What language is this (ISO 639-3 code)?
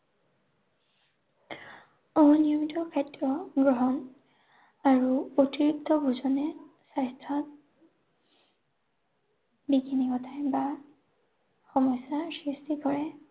asm